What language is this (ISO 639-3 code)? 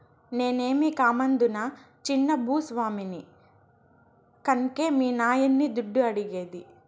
tel